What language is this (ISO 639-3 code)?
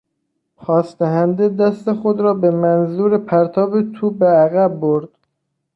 fas